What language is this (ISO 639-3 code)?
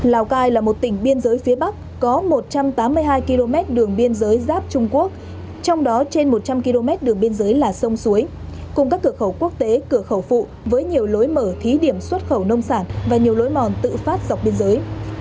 vie